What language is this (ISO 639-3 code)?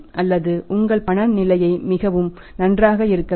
tam